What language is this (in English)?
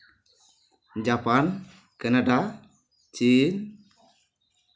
Santali